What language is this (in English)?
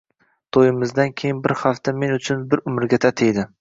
Uzbek